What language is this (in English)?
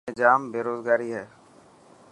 Dhatki